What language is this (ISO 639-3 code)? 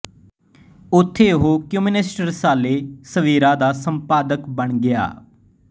pan